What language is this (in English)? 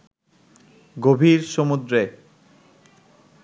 Bangla